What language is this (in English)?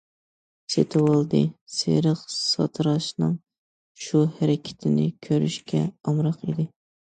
Uyghur